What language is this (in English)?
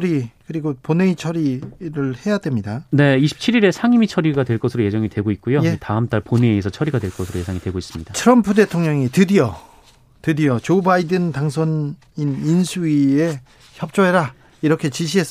Korean